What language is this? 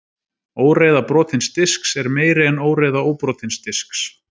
Icelandic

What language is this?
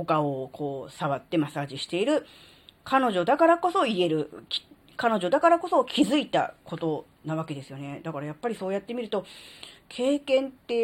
Japanese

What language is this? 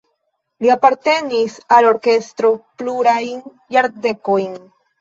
Esperanto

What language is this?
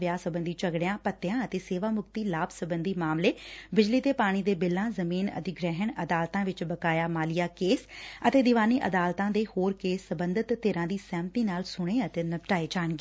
Punjabi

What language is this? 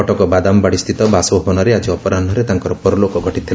Odia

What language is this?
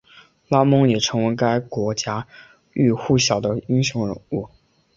Chinese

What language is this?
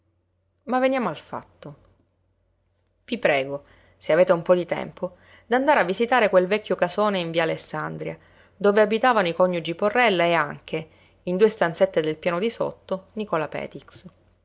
Italian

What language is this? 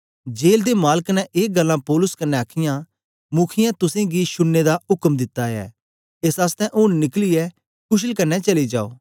Dogri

